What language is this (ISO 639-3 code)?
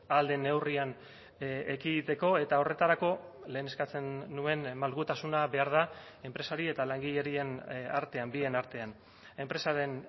eus